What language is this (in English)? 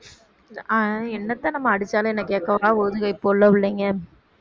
Tamil